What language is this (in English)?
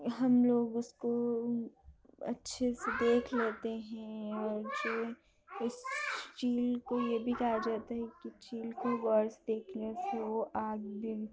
Urdu